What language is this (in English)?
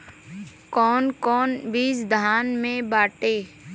Bhojpuri